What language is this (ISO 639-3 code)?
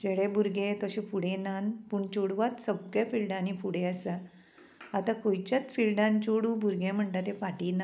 kok